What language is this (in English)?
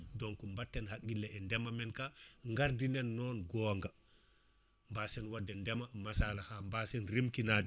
Fula